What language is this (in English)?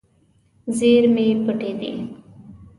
Pashto